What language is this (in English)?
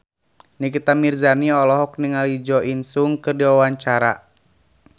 Sundanese